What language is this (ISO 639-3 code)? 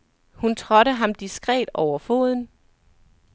dan